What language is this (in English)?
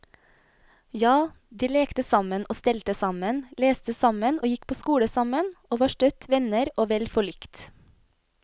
Norwegian